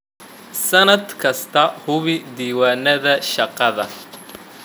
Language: Somali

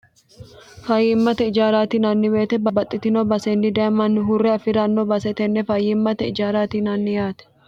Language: Sidamo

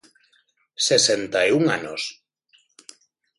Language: Galician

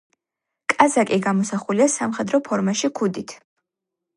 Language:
Georgian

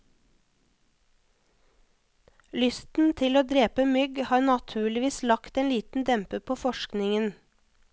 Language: Norwegian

